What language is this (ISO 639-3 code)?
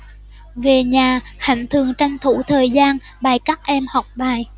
vie